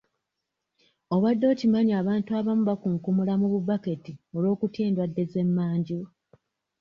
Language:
Ganda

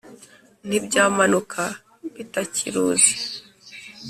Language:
Kinyarwanda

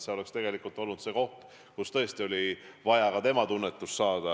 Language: Estonian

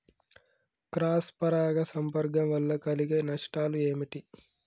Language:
Telugu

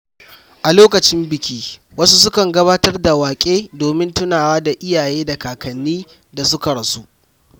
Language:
Hausa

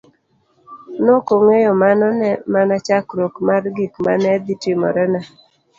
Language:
Luo (Kenya and Tanzania)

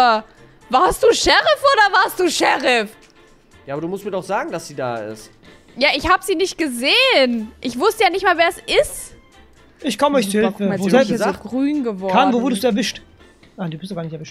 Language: German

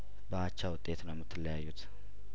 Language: Amharic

